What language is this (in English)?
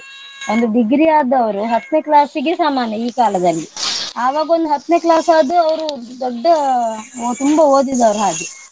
Kannada